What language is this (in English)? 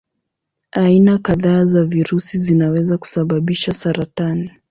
Swahili